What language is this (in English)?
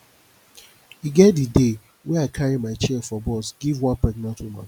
Nigerian Pidgin